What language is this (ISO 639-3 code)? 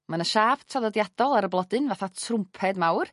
cym